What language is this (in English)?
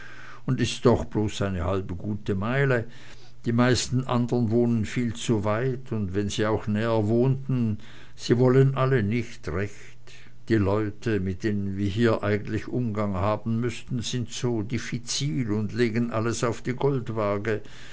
German